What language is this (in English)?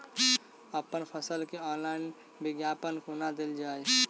Maithili